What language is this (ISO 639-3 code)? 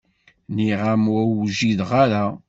kab